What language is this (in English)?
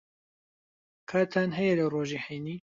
Central Kurdish